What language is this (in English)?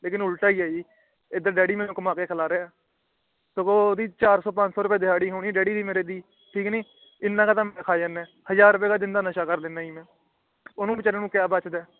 Punjabi